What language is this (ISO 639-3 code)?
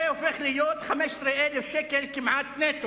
heb